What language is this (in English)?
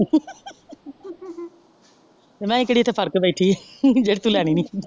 Punjabi